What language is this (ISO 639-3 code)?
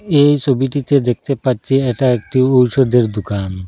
ben